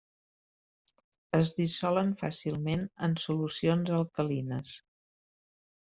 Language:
Catalan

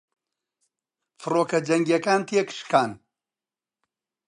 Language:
Central Kurdish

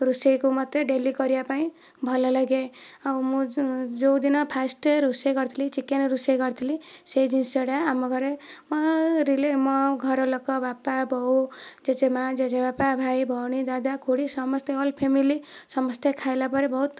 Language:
Odia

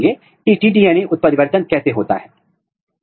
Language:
Hindi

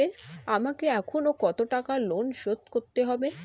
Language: Bangla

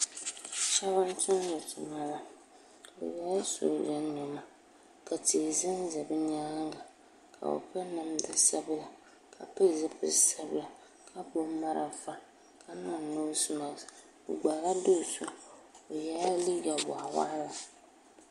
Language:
Dagbani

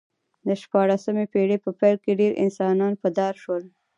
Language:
Pashto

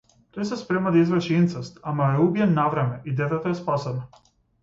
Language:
Macedonian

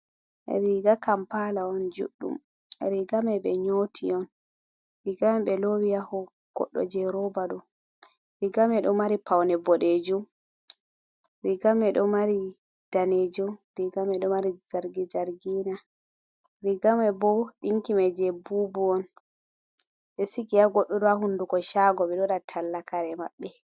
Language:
Fula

